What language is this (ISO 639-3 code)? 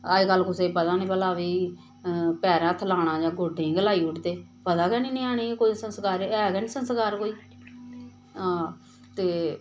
doi